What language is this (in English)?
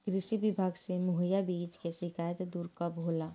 Bhojpuri